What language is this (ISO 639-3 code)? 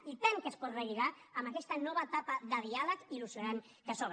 cat